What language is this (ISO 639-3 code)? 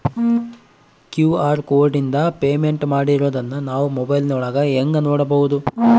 kan